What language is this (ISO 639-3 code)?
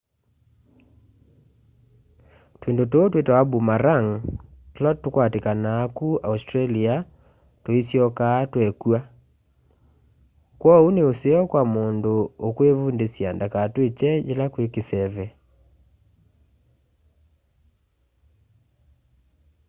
kam